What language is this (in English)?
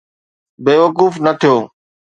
Sindhi